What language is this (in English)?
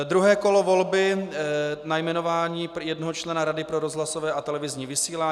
Czech